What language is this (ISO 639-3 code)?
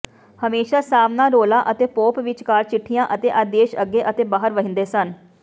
pan